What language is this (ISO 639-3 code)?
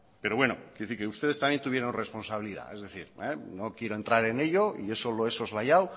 spa